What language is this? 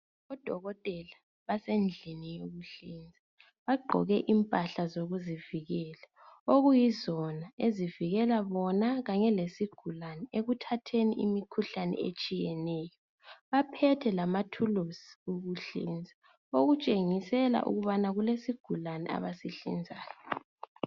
North Ndebele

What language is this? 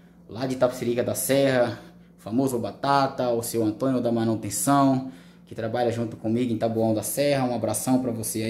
Portuguese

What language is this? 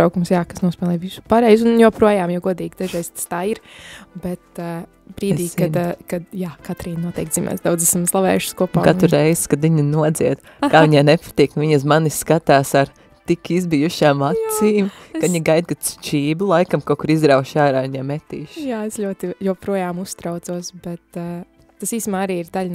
Latvian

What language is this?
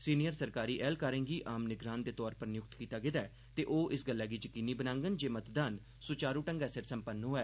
Dogri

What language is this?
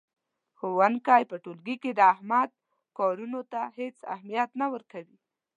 Pashto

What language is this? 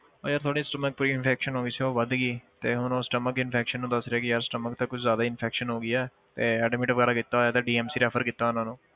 Punjabi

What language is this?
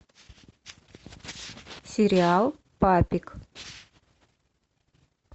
Russian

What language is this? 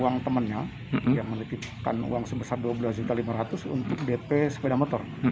Indonesian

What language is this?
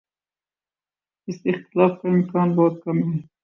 Urdu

